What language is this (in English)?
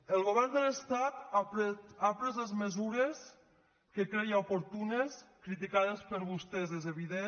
Catalan